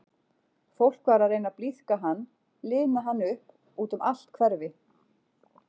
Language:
Icelandic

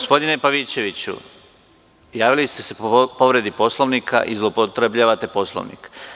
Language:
Serbian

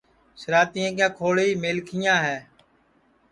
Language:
Sansi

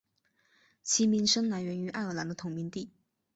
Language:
Chinese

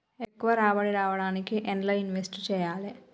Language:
Telugu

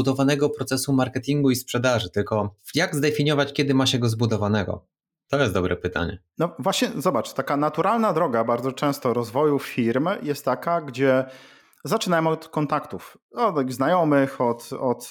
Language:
Polish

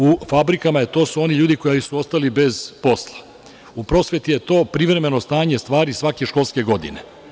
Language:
Serbian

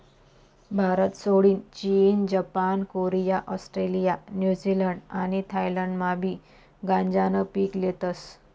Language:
Marathi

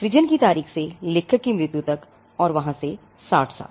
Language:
Hindi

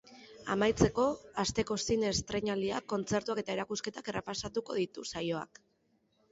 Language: Basque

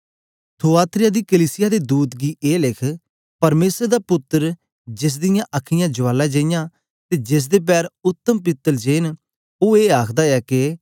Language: Dogri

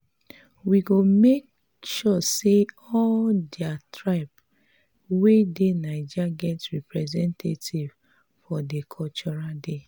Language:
Nigerian Pidgin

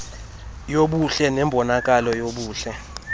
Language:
Xhosa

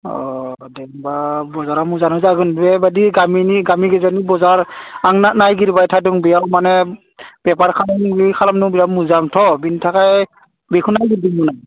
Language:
Bodo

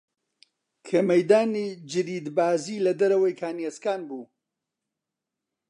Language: Central Kurdish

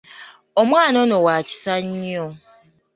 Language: Ganda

